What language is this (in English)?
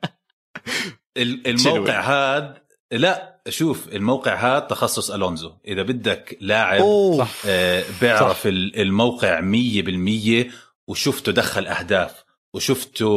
Arabic